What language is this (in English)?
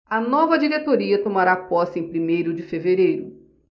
Portuguese